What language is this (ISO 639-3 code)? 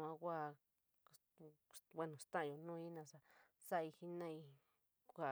mig